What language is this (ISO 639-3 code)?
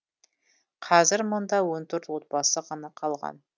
kaz